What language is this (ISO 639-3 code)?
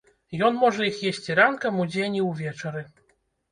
bel